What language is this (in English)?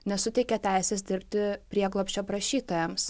Lithuanian